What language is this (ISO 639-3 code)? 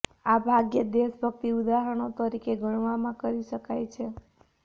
guj